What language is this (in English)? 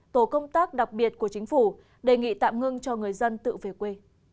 Vietnamese